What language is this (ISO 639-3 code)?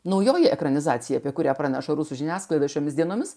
lit